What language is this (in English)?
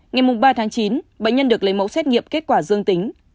Vietnamese